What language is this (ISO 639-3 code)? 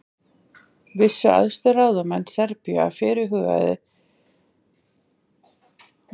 isl